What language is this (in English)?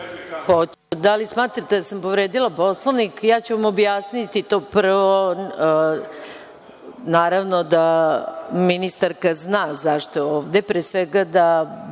Serbian